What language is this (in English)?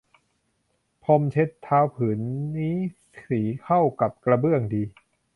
Thai